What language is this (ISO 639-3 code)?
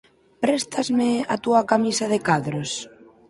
glg